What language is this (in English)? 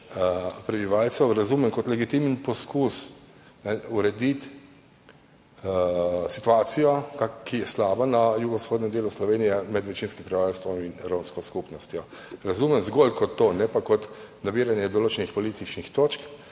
Slovenian